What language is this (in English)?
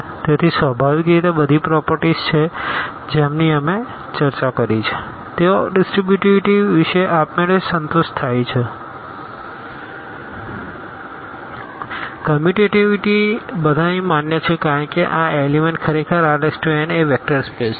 Gujarati